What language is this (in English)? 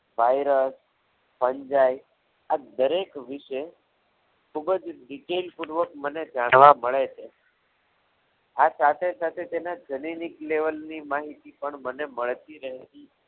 Gujarati